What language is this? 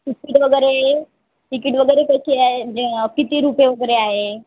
Marathi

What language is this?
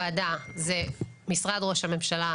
Hebrew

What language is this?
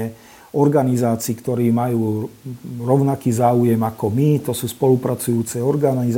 Slovak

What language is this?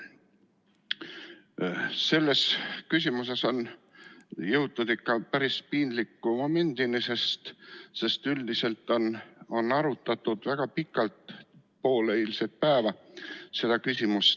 Estonian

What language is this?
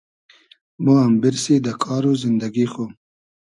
Hazaragi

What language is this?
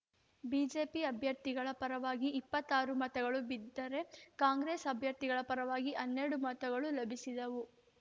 Kannada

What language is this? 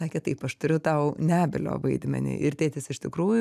Lithuanian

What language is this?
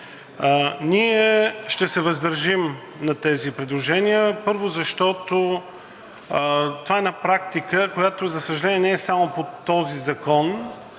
Bulgarian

